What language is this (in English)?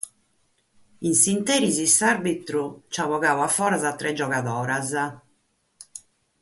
Sardinian